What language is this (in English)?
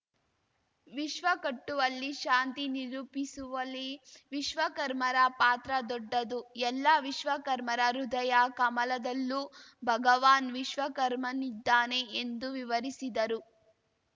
Kannada